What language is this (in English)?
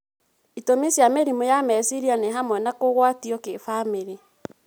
Kikuyu